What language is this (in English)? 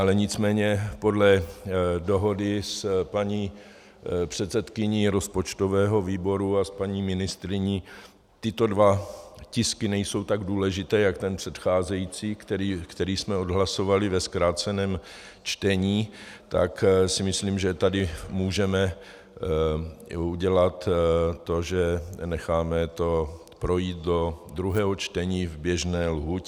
Czech